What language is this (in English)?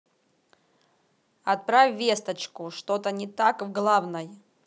Russian